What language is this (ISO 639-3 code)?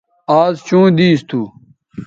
btv